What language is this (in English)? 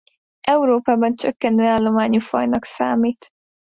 Hungarian